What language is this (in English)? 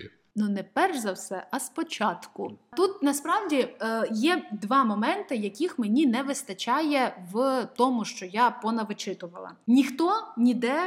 Ukrainian